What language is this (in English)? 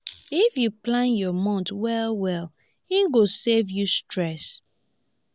Nigerian Pidgin